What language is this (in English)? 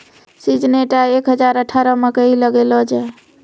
Maithili